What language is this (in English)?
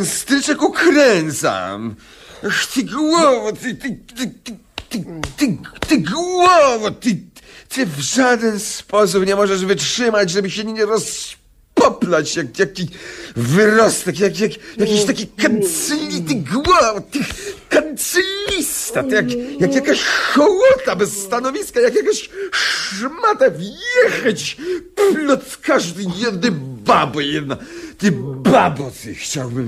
Polish